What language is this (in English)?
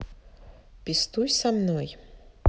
Russian